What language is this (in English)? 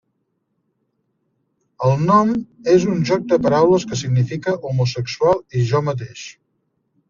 Catalan